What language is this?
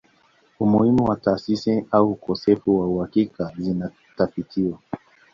Swahili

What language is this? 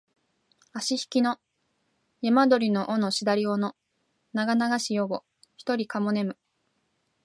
Japanese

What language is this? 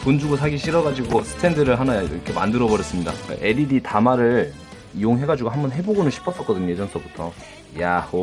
Korean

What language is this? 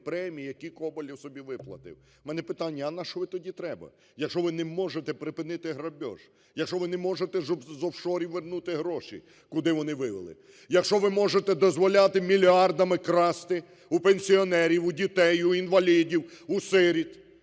Ukrainian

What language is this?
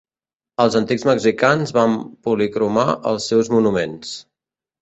Catalan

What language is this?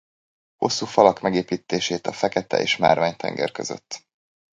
Hungarian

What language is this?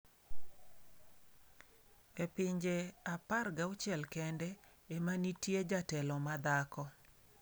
Luo (Kenya and Tanzania)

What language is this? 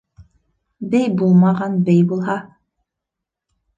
Bashkir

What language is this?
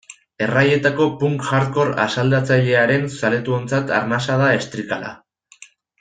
Basque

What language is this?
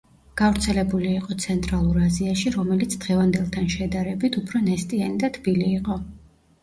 Georgian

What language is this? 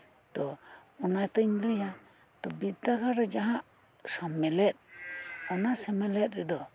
Santali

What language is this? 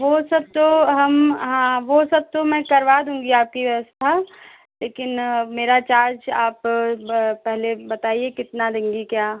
Hindi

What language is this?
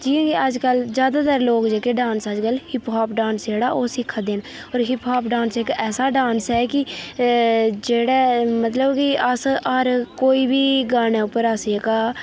Dogri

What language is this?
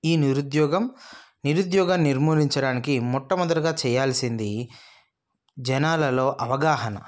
Telugu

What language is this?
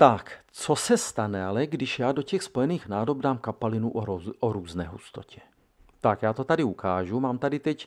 Czech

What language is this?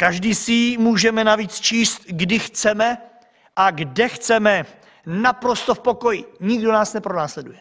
Czech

